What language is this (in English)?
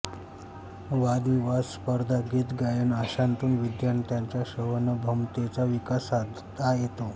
Marathi